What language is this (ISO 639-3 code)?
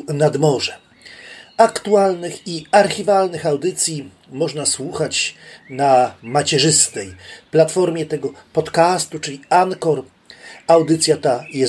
pol